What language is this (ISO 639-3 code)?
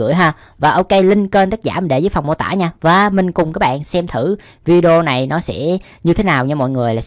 vie